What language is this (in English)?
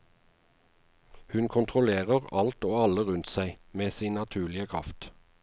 Norwegian